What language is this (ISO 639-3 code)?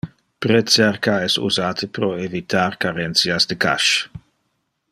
ina